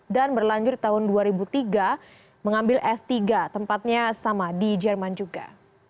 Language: Indonesian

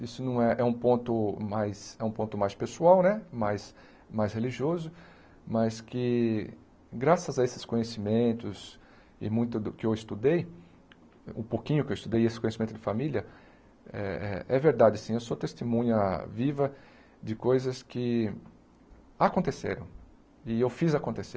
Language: Portuguese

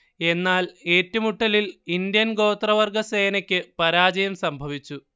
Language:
Malayalam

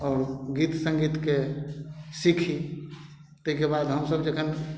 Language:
Maithili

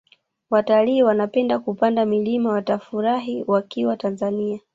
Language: Swahili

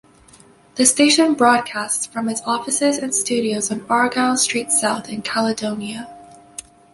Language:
English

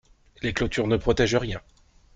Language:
French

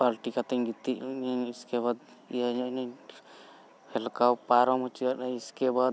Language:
Santali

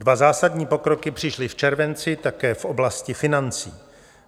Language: Czech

